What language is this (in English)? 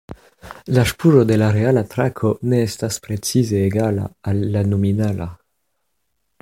Esperanto